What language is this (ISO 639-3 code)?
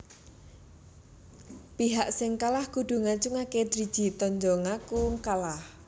jav